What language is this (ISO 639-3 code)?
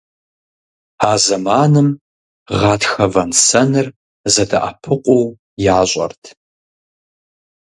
kbd